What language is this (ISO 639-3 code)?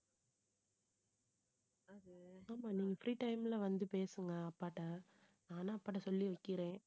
tam